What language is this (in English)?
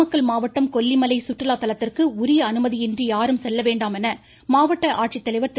Tamil